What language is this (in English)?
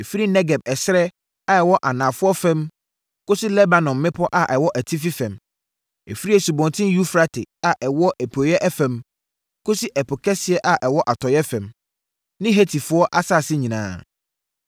Akan